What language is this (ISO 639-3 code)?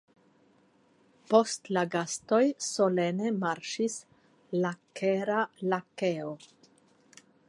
epo